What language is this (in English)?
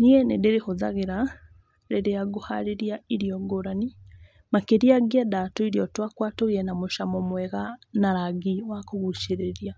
Kikuyu